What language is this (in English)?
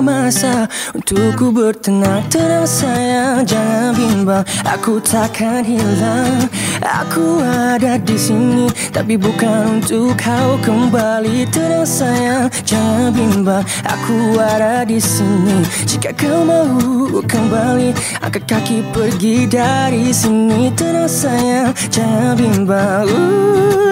Malay